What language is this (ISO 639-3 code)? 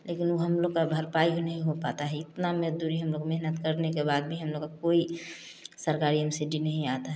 hin